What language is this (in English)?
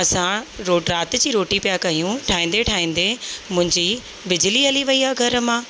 Sindhi